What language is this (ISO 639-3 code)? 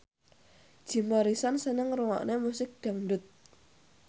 jav